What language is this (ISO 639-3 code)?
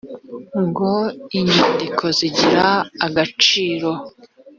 kin